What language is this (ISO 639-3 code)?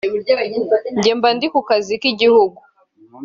kin